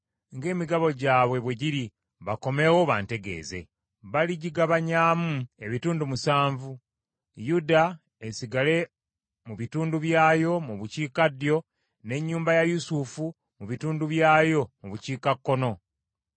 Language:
Ganda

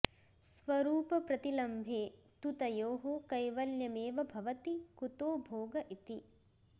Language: Sanskrit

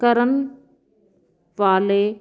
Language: Punjabi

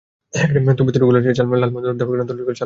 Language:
Bangla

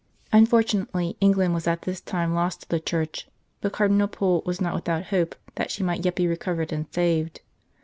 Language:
English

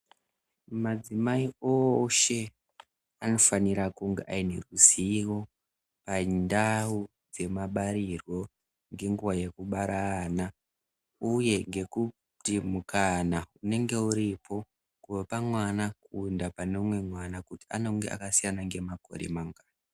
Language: Ndau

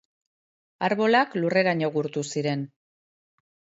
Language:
Basque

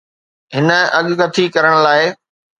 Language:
Sindhi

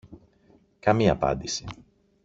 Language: Greek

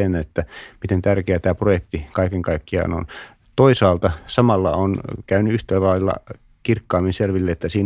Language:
Finnish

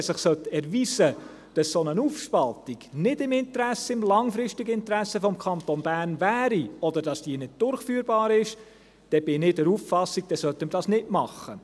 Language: Swiss German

